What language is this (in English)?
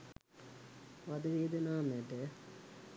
Sinhala